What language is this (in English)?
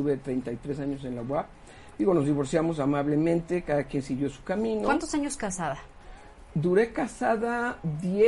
Spanish